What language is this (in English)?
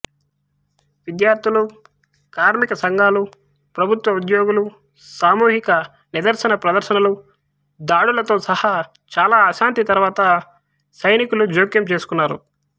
Telugu